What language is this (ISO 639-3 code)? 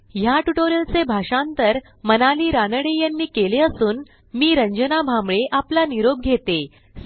mar